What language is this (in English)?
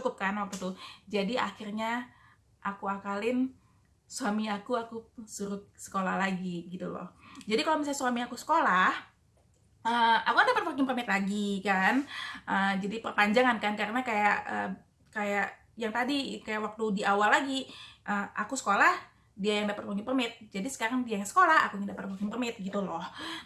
Indonesian